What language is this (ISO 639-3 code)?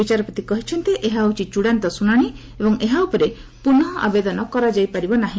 ori